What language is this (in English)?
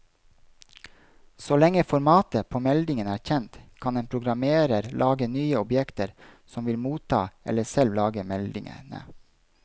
Norwegian